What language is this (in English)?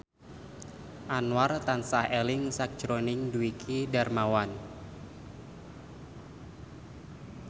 Javanese